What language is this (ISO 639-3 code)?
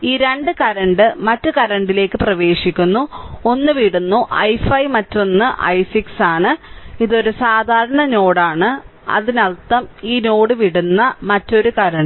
mal